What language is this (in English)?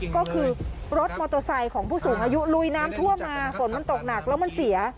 Thai